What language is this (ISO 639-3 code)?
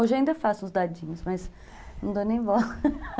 por